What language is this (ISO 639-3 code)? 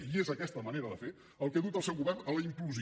cat